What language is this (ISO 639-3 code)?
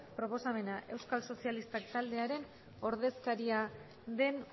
eus